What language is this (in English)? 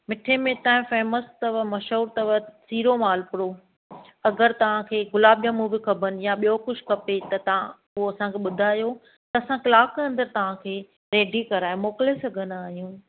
Sindhi